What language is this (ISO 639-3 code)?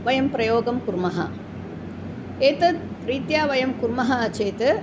san